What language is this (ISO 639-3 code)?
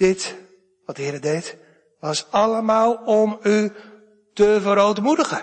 nld